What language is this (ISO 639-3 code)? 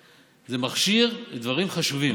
heb